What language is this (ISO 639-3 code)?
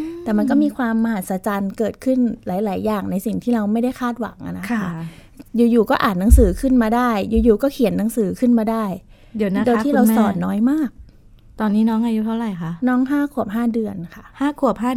tha